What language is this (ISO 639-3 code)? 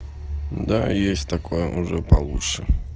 rus